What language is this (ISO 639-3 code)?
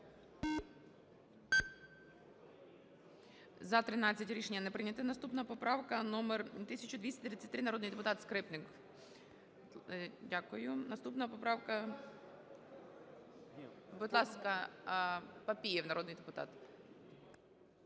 ukr